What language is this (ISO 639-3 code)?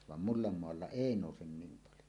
fin